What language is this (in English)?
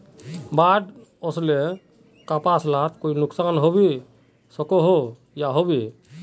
Magahi